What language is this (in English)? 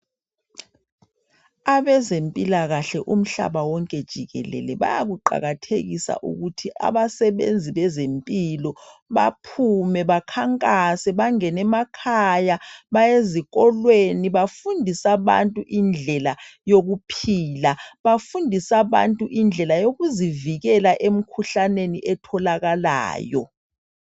North Ndebele